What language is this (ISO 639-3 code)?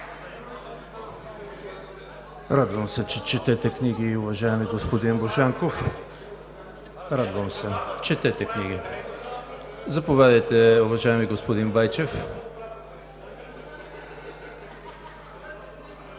bul